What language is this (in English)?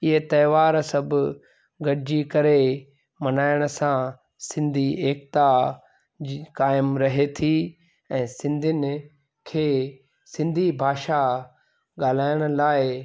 Sindhi